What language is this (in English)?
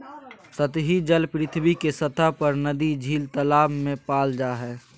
Magahi